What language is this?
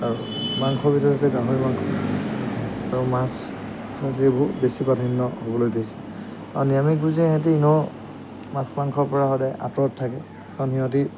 Assamese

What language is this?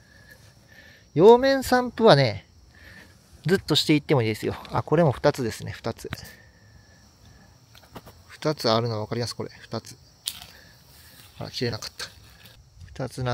Japanese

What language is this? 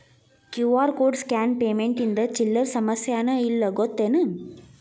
Kannada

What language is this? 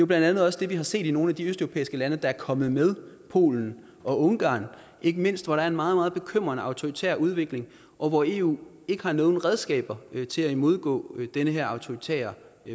Danish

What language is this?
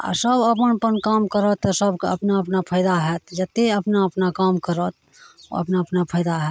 Maithili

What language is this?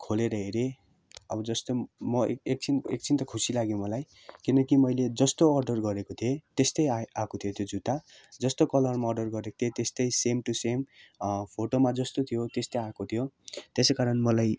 Nepali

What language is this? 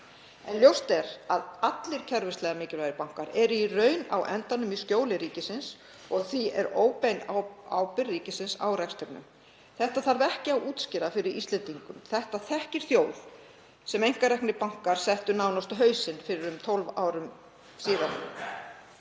Icelandic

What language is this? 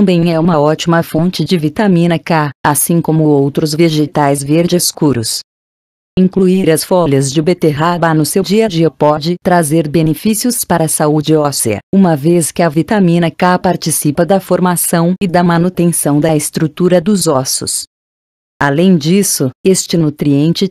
Portuguese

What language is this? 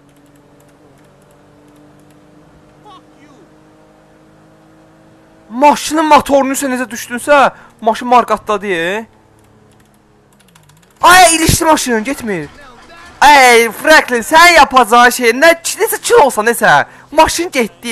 Turkish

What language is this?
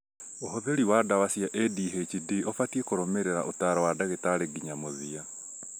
Kikuyu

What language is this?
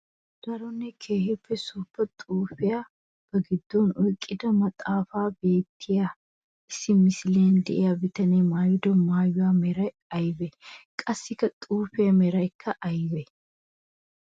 Wolaytta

